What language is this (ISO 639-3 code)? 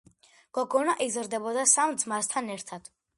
kat